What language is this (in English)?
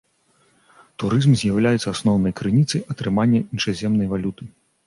Belarusian